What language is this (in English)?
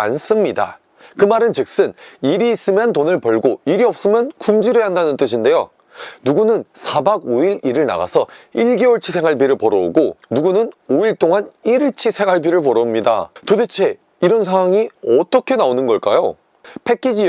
Korean